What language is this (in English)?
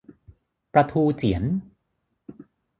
Thai